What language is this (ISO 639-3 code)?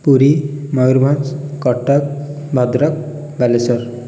ori